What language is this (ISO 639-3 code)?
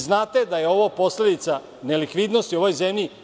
srp